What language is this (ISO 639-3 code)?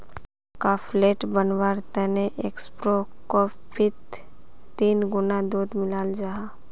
mag